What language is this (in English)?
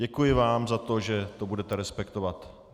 Czech